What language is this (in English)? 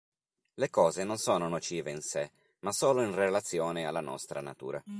Italian